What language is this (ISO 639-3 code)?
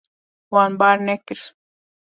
kur